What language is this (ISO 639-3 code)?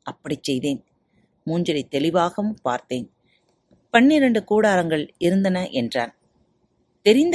tam